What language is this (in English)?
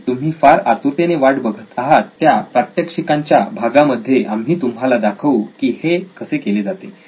Marathi